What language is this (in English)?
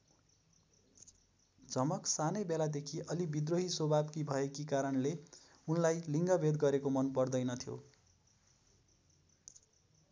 Nepali